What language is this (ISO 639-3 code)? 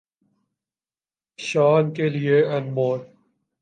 urd